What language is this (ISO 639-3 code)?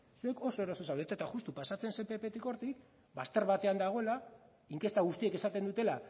eus